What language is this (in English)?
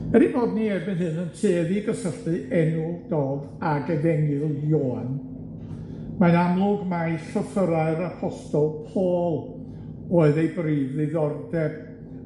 Welsh